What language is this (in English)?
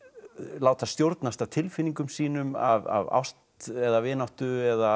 Icelandic